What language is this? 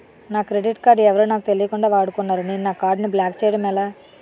Telugu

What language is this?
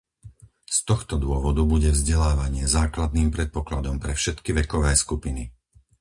Slovak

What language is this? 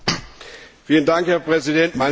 German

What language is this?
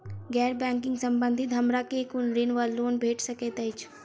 Maithili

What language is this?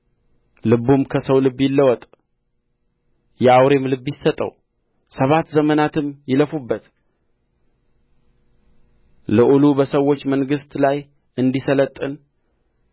Amharic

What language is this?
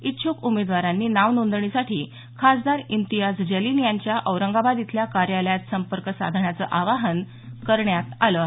Marathi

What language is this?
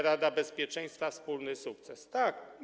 Polish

